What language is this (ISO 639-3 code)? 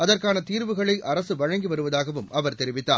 tam